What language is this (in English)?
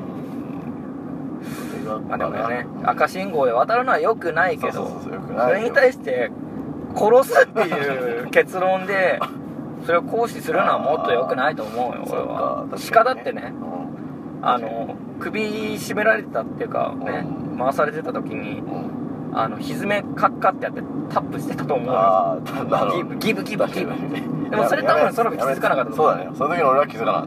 Japanese